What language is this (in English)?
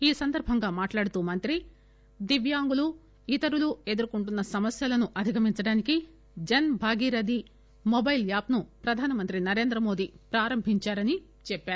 Telugu